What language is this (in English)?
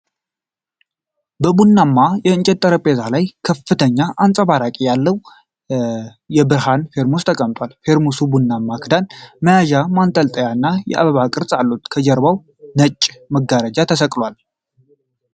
Amharic